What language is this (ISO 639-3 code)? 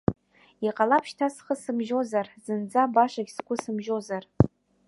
abk